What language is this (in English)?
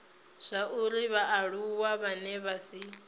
Venda